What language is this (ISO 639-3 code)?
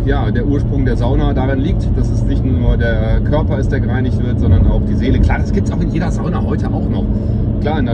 deu